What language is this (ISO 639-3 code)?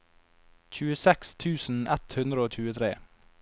nor